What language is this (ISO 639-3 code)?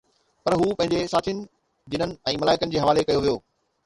snd